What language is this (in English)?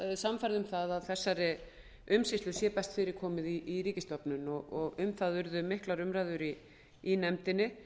Icelandic